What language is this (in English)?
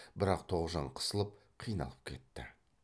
Kazakh